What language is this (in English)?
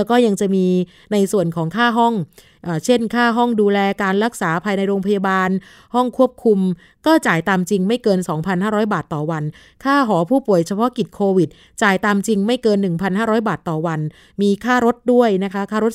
Thai